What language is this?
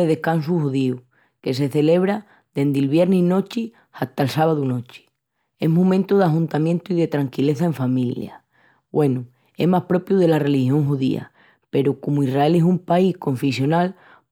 Extremaduran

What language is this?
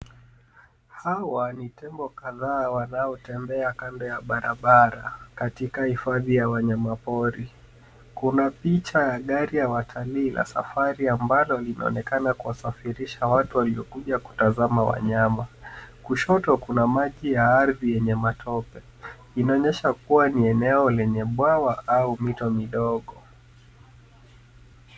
Swahili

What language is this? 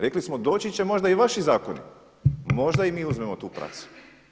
Croatian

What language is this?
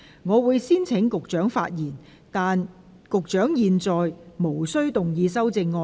Cantonese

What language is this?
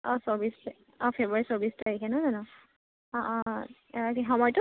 Assamese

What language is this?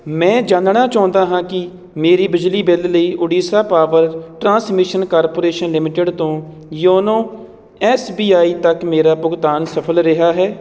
Punjabi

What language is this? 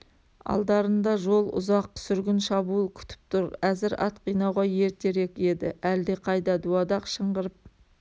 Kazakh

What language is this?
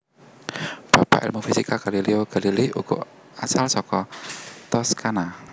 Javanese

